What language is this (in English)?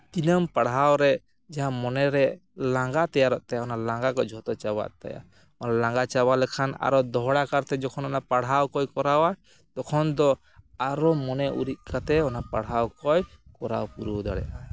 Santali